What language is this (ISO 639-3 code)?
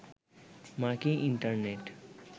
ben